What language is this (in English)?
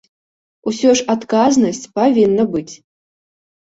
Belarusian